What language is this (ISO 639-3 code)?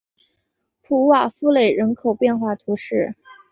zho